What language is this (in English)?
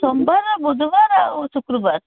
Odia